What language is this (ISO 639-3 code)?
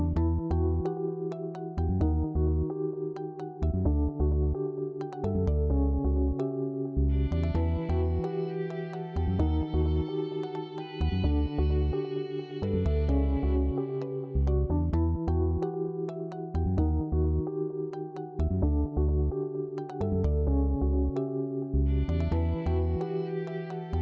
ind